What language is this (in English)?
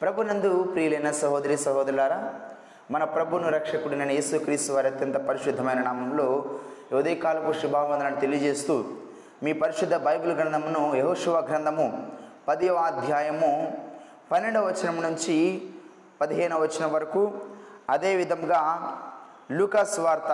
Telugu